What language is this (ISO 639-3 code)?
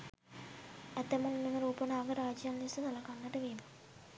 sin